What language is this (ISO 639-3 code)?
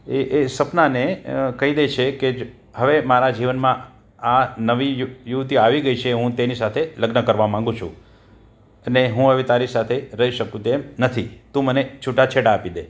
guj